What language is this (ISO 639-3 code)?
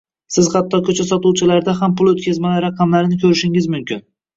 uzb